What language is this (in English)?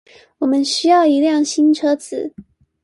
Chinese